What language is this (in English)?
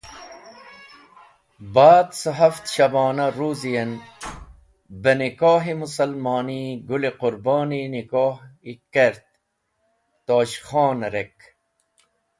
Wakhi